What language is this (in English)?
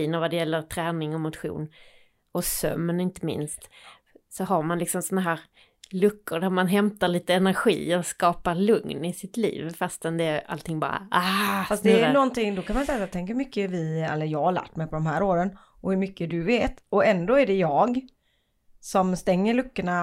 Swedish